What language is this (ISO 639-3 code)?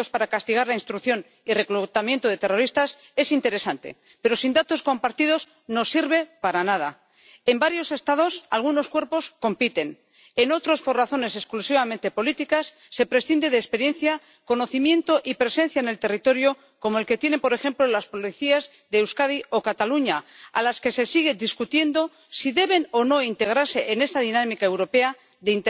spa